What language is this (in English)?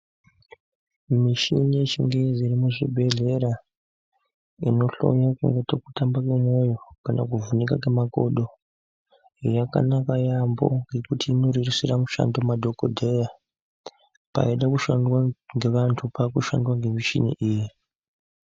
Ndau